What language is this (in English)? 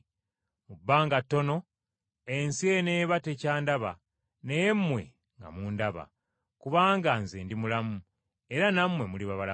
Ganda